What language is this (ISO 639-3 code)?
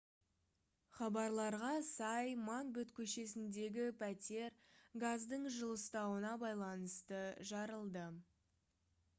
kaz